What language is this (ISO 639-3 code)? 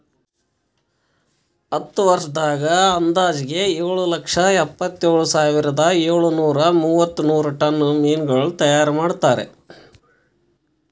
kan